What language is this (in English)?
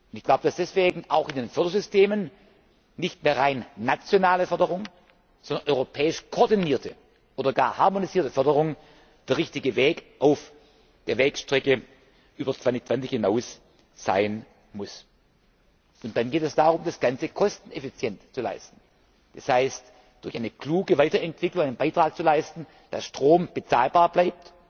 German